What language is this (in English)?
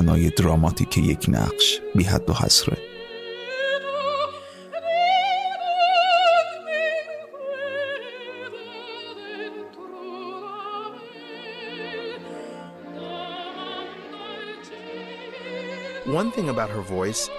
Persian